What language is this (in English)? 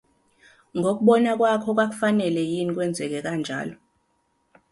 Zulu